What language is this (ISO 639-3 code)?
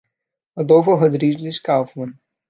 por